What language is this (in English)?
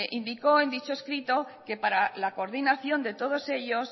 Spanish